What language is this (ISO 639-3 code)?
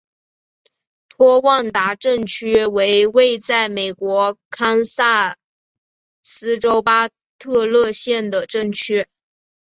zho